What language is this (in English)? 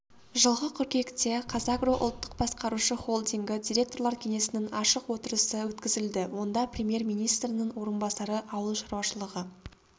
Kazakh